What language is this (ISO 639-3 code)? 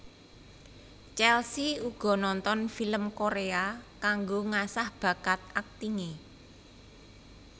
jav